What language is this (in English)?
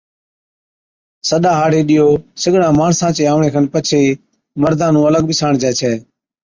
Od